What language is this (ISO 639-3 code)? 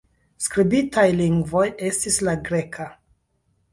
epo